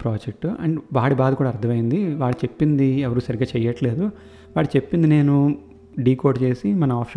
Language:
Telugu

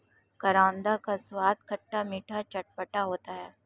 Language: Hindi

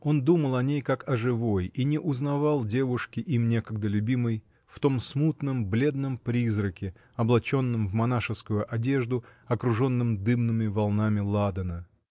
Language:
Russian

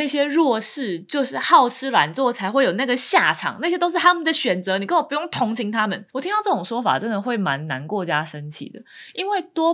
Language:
Chinese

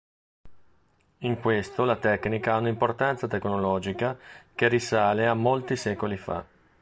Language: Italian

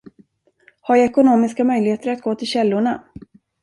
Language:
Swedish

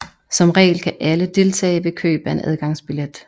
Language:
Danish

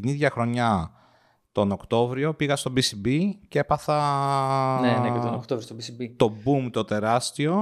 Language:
Greek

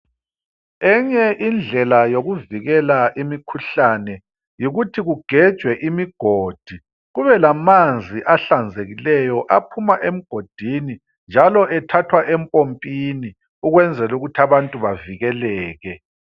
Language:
North Ndebele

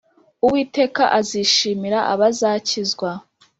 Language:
Kinyarwanda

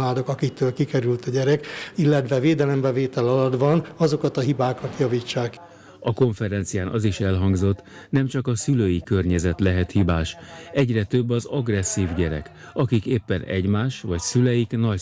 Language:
Hungarian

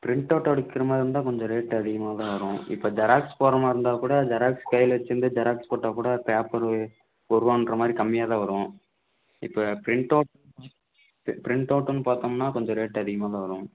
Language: Tamil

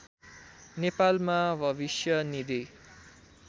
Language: Nepali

